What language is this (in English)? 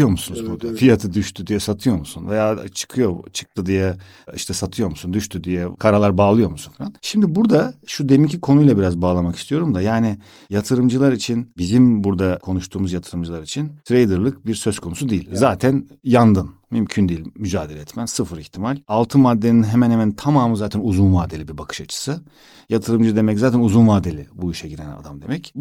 Turkish